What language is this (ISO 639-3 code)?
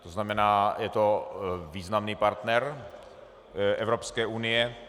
ces